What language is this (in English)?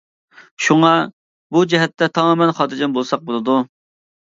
Uyghur